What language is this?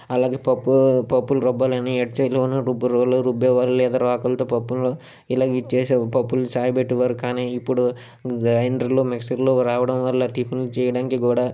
Telugu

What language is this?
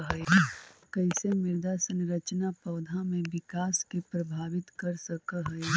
Magahi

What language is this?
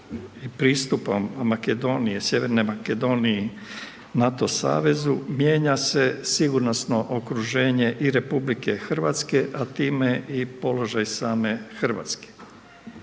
Croatian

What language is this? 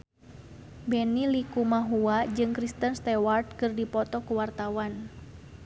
Sundanese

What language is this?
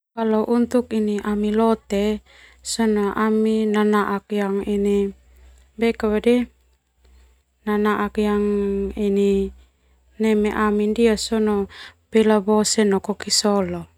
Termanu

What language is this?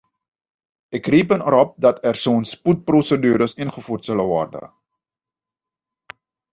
Dutch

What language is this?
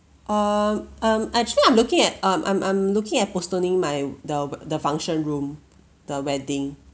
English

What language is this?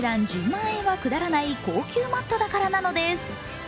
Japanese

